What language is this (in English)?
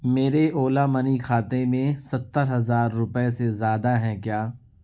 Urdu